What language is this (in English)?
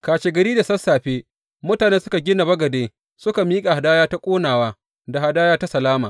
Hausa